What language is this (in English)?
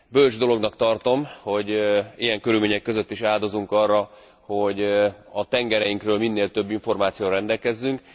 Hungarian